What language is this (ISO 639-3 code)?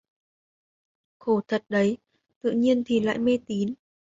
vie